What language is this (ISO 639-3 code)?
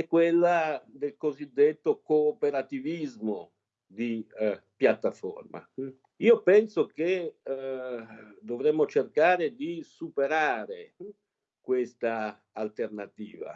ita